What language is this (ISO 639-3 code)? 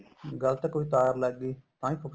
pan